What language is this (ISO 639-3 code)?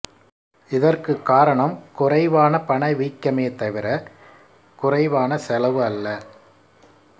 tam